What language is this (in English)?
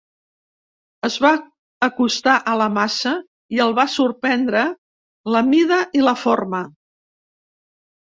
Catalan